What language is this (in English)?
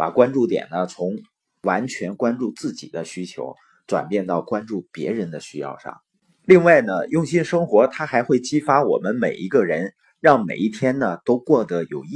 Chinese